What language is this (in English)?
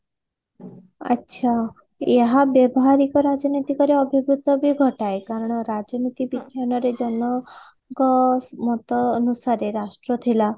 Odia